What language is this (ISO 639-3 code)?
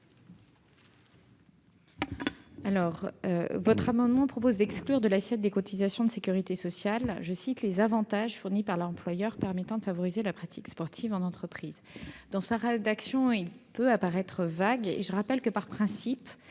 fra